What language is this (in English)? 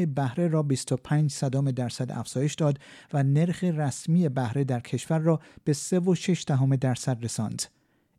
Persian